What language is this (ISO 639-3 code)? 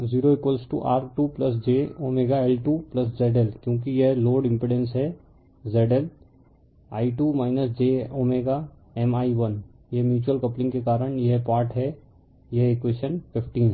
hin